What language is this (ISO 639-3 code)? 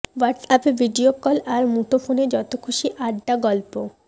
ben